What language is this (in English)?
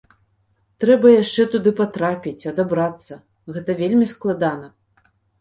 Belarusian